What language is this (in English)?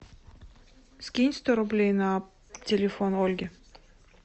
Russian